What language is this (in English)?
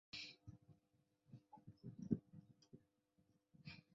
Chinese